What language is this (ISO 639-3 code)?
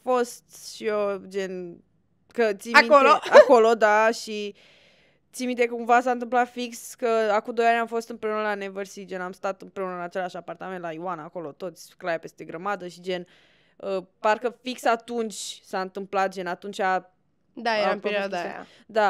ron